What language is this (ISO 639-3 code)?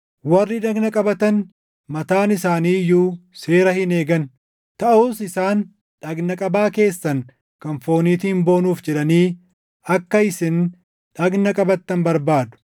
orm